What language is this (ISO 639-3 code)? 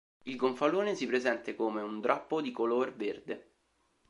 ita